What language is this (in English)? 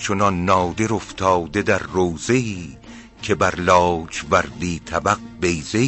Persian